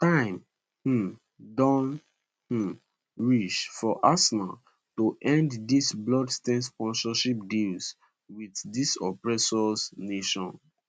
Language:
Nigerian Pidgin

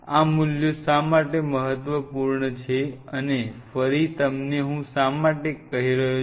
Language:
Gujarati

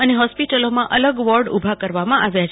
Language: Gujarati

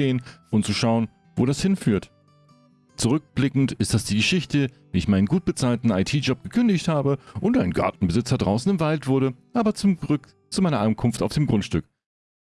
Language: German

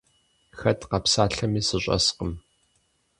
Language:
Kabardian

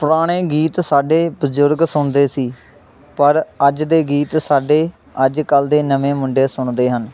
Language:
Punjabi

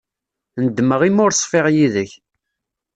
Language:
Kabyle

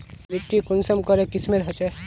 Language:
Magahi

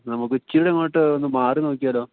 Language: Malayalam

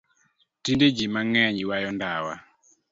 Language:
Luo (Kenya and Tanzania)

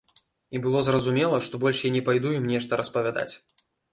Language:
Belarusian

